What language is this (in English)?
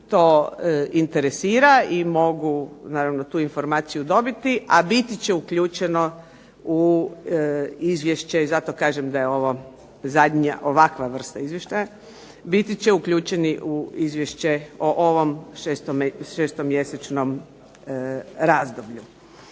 Croatian